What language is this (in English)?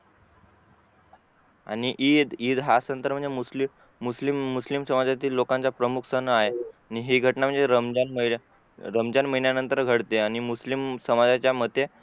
Marathi